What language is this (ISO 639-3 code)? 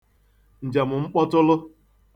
ibo